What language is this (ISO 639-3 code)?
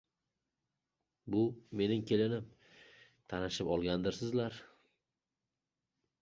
uzb